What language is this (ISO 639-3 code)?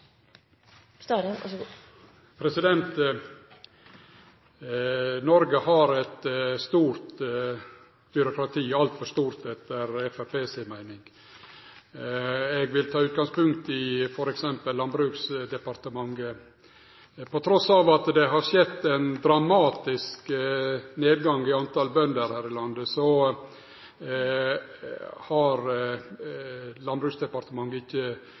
nno